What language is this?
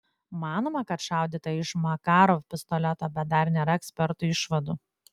Lithuanian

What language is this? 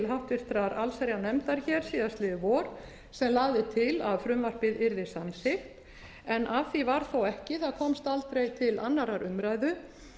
Icelandic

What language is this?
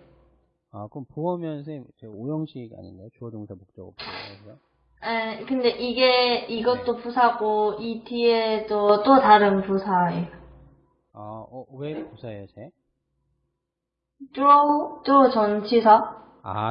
Korean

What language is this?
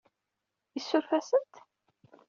Kabyle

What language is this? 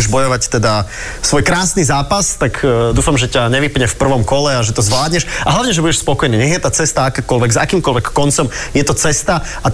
Slovak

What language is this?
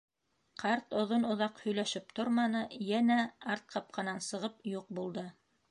Bashkir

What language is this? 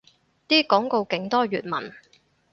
Cantonese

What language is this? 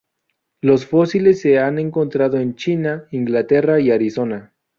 Spanish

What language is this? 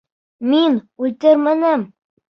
Bashkir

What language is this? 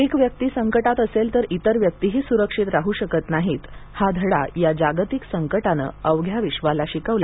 Marathi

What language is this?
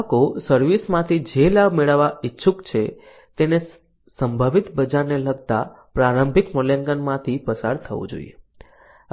Gujarati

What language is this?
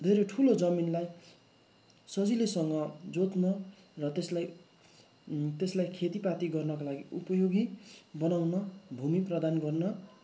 Nepali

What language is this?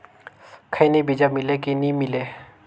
Chhattisgarhi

